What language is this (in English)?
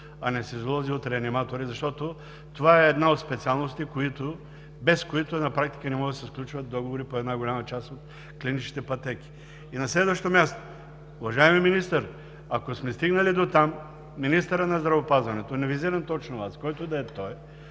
Bulgarian